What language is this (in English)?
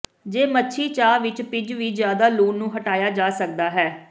Punjabi